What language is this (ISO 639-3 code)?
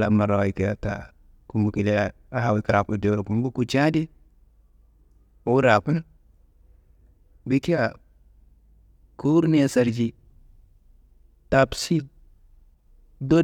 kbl